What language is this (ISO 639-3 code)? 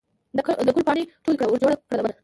pus